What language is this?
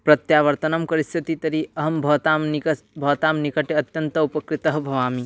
Sanskrit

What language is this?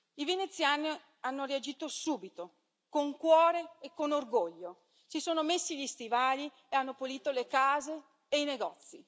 Italian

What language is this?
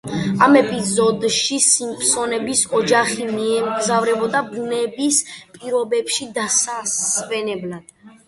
Georgian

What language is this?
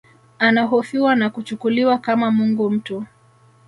Swahili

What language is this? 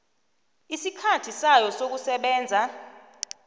South Ndebele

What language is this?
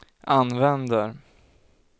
Swedish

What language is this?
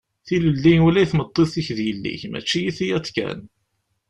Kabyle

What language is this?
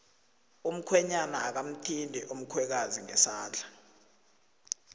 South Ndebele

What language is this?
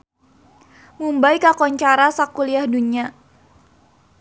Sundanese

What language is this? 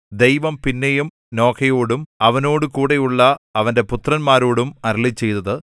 Malayalam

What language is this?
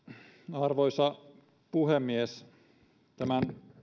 Finnish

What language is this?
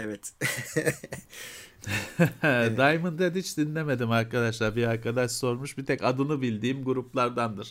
Turkish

